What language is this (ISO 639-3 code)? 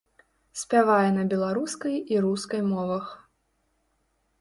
bel